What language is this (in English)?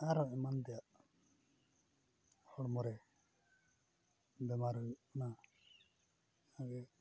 Santali